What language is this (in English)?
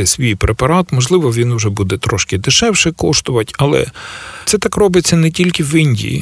Ukrainian